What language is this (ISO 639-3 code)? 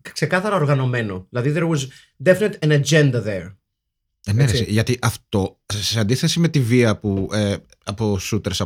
ell